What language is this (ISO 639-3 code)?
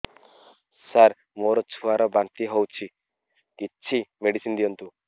ori